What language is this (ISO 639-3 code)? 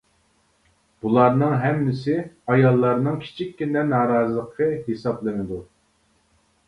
uig